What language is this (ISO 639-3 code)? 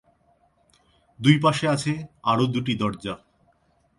ben